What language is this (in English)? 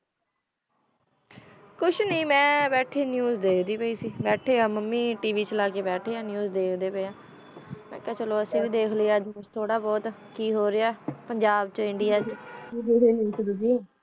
Punjabi